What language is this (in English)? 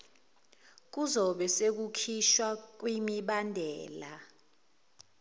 Zulu